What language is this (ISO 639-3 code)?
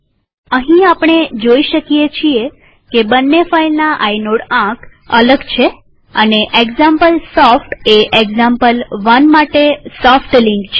guj